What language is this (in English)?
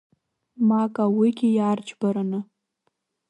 Abkhazian